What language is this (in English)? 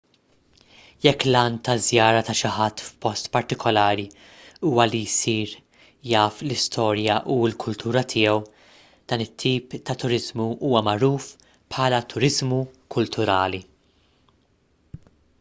Maltese